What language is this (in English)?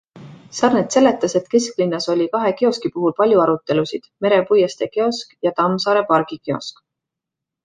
Estonian